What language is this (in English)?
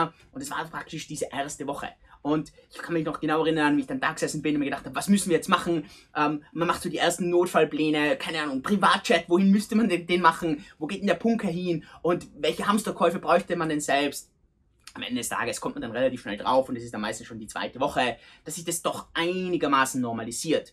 German